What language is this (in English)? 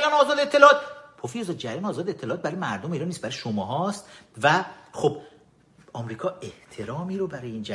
Persian